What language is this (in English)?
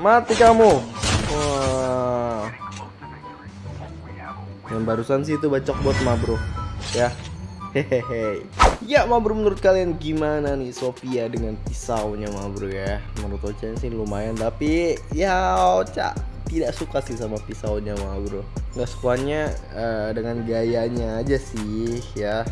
Indonesian